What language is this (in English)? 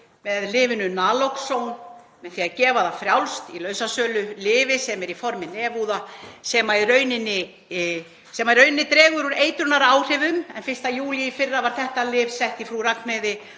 Icelandic